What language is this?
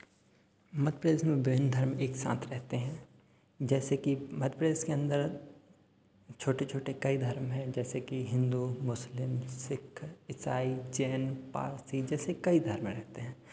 Hindi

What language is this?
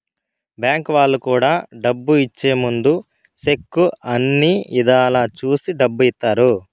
Telugu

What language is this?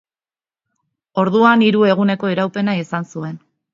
Basque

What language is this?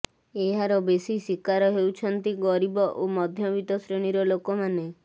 Odia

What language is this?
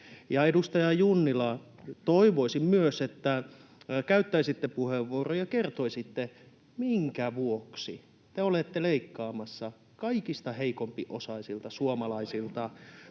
Finnish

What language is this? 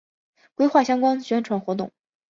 Chinese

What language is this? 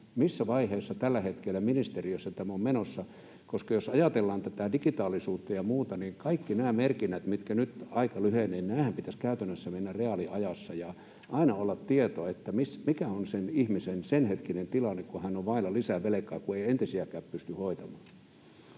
Finnish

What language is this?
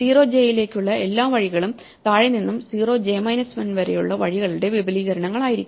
Malayalam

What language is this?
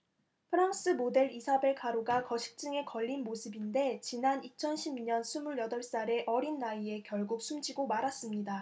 Korean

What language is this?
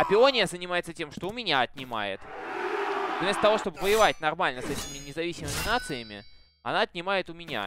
Russian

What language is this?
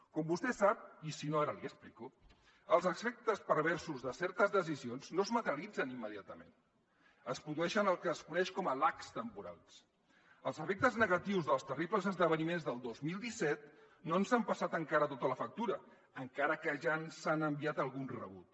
Catalan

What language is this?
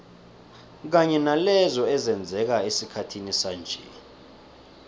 South Ndebele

